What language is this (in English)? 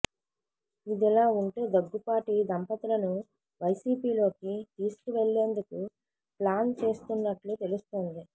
Telugu